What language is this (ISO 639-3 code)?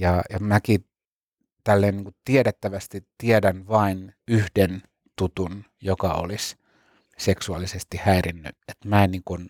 fin